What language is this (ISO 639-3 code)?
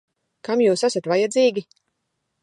lav